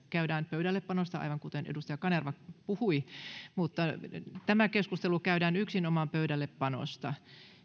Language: Finnish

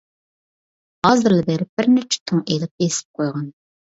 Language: Uyghur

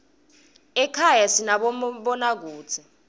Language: Swati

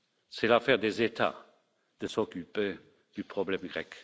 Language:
French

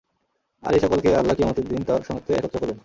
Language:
Bangla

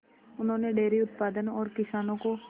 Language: Hindi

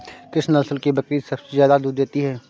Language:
Hindi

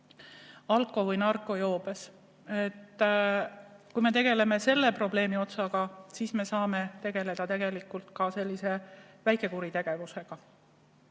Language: Estonian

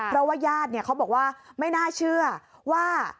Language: Thai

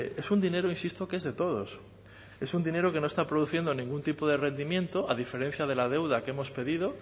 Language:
Spanish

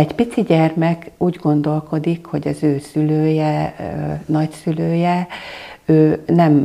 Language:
Hungarian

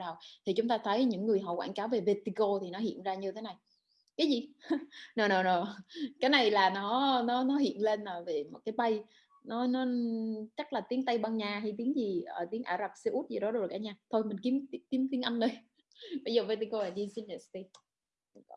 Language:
Vietnamese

